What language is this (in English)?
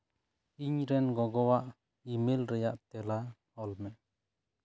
Santali